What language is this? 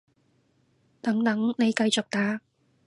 Cantonese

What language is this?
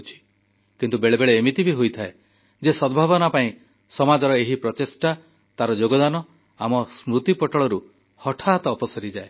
Odia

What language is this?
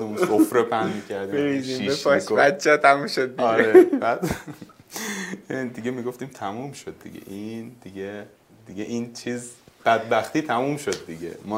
Persian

